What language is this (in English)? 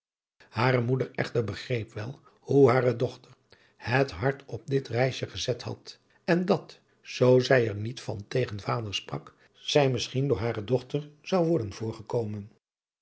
Dutch